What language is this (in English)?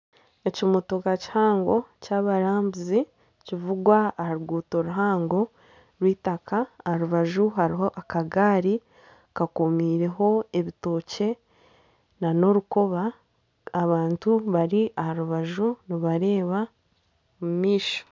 Nyankole